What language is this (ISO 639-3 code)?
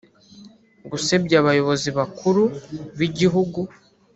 kin